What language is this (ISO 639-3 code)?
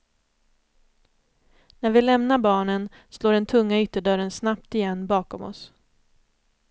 swe